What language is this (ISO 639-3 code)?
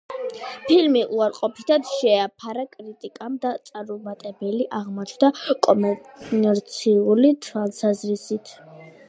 kat